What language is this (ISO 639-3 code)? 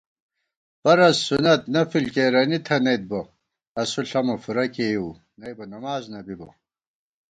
gwt